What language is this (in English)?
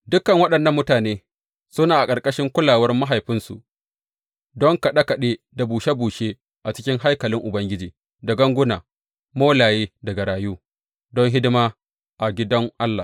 Hausa